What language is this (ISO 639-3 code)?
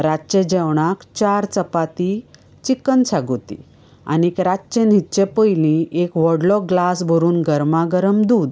kok